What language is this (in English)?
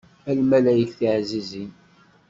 Kabyle